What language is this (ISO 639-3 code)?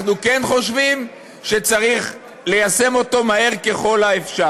heb